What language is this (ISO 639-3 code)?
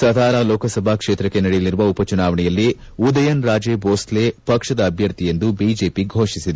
kan